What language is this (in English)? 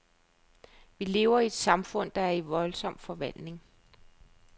Danish